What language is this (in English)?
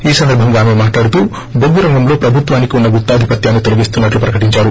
Telugu